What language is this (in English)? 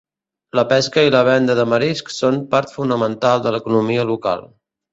Catalan